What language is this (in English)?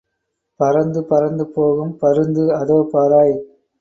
Tamil